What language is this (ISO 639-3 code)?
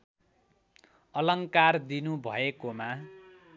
nep